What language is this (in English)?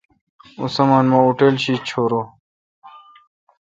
Kalkoti